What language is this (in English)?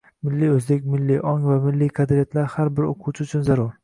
Uzbek